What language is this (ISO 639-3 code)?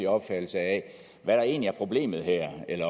dan